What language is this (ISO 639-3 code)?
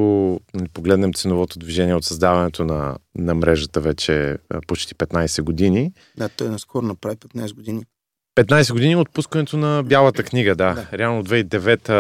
bul